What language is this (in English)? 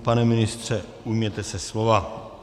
Czech